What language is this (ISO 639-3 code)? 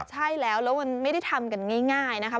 tha